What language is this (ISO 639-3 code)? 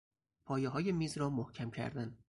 fas